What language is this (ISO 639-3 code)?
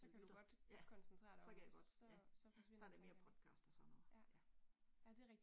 dan